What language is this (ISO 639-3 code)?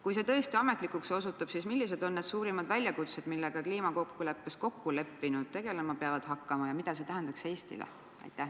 est